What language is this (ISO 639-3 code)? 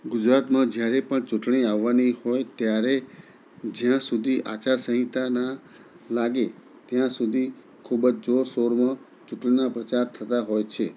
guj